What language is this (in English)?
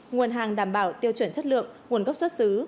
Vietnamese